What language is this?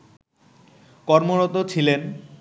Bangla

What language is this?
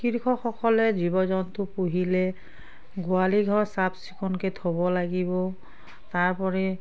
Assamese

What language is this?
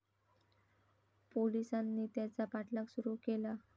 Marathi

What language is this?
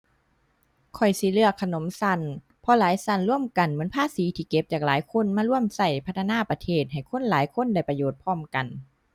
Thai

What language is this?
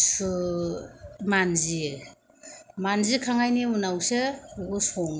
Bodo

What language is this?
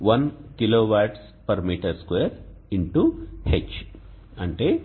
Telugu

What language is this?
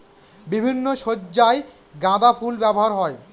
Bangla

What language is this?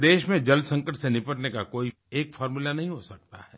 Hindi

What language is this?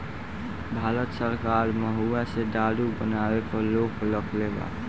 Bhojpuri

